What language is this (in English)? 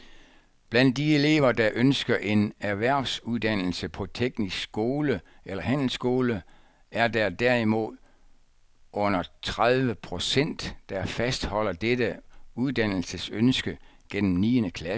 Danish